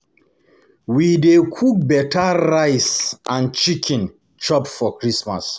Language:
Nigerian Pidgin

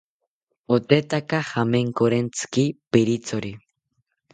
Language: South Ucayali Ashéninka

